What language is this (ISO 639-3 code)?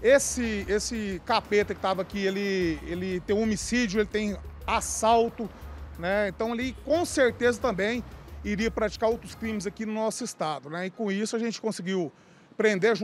por